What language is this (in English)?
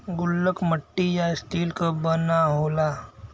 Bhojpuri